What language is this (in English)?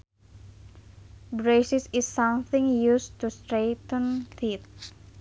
Sundanese